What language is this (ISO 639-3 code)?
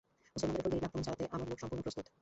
ben